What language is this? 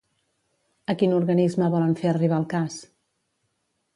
Catalan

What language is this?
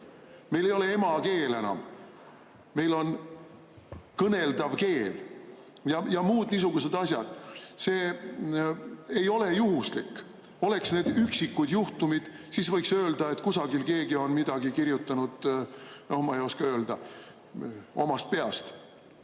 Estonian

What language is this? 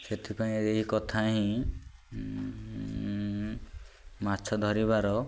Odia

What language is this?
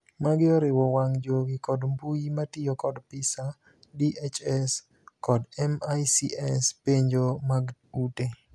Luo (Kenya and Tanzania)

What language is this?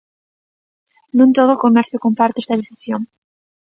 Galician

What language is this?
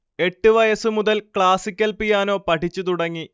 Malayalam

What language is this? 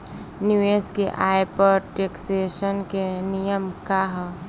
Bhojpuri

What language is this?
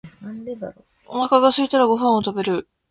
Japanese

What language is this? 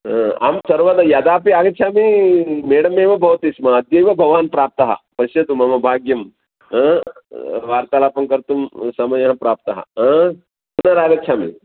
Sanskrit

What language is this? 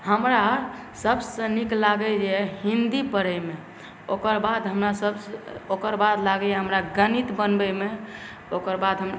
Maithili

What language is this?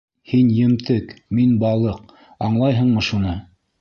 Bashkir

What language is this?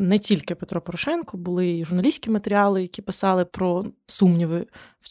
Ukrainian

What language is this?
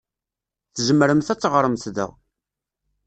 Kabyle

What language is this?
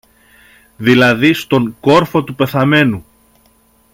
Greek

